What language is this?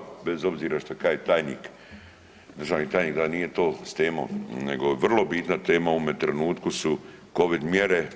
Croatian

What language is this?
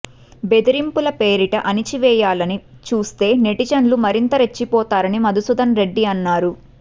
Telugu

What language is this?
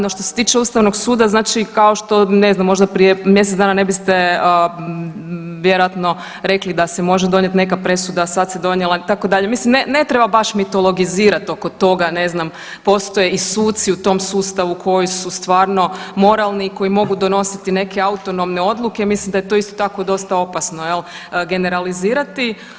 Croatian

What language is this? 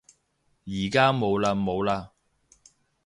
Cantonese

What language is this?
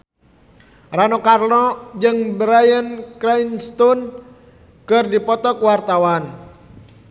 Sundanese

